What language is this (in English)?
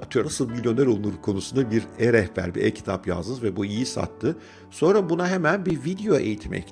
Turkish